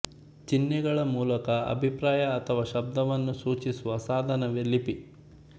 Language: Kannada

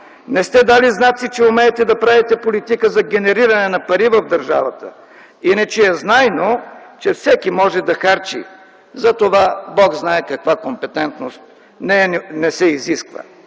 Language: Bulgarian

